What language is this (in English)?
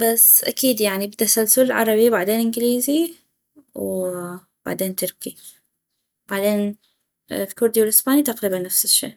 North Mesopotamian Arabic